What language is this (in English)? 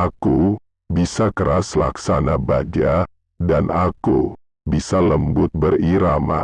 Indonesian